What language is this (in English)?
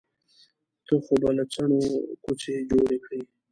Pashto